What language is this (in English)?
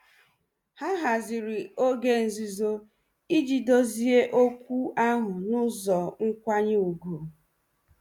Igbo